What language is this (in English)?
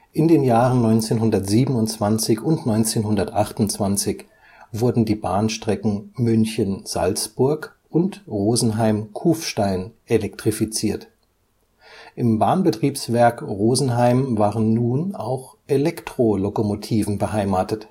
German